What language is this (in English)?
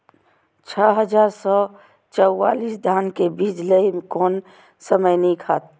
Maithili